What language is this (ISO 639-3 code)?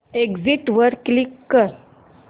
mar